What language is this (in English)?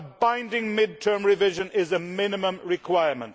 English